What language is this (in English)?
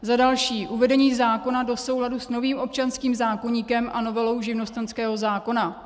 Czech